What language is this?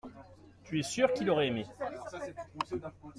French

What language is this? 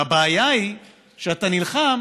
Hebrew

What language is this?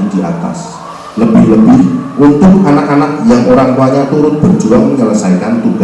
Indonesian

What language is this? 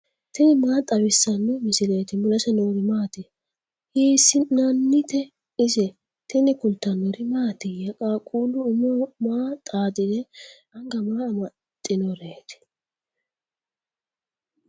Sidamo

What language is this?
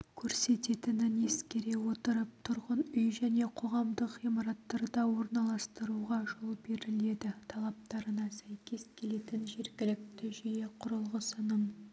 Kazakh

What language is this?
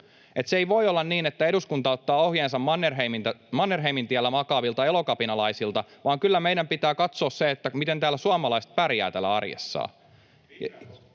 Finnish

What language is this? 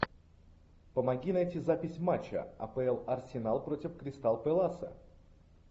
Russian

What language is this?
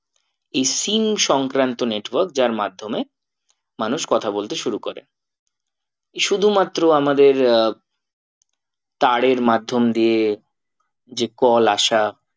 Bangla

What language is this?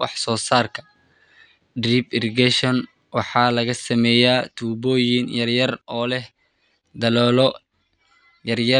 Somali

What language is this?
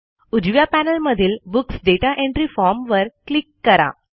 Marathi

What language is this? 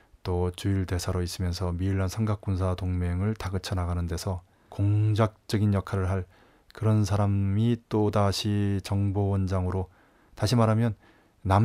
Korean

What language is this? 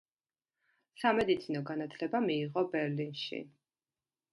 Georgian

